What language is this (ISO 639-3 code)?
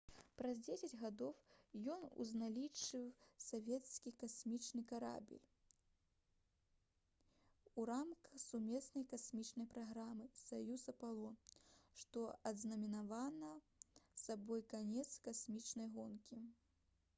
bel